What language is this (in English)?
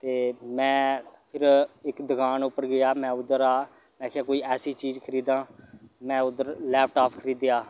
Dogri